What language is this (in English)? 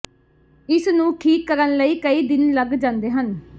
Punjabi